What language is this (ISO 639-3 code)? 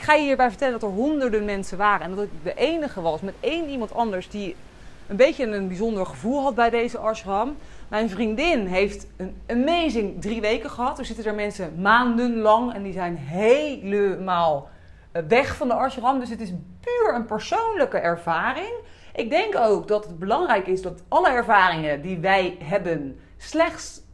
nld